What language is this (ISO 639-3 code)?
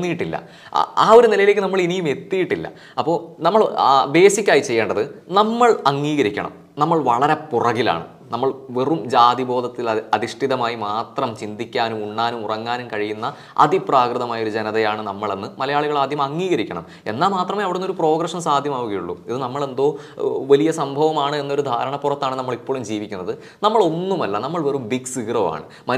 mal